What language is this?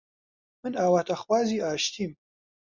Central Kurdish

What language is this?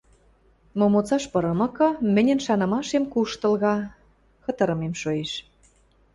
Western Mari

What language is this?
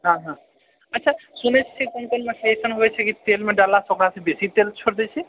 Maithili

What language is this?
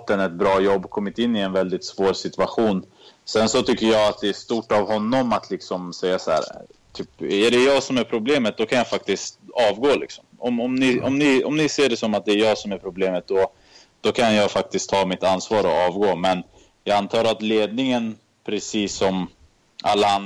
Swedish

